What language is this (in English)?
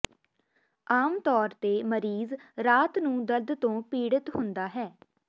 Punjabi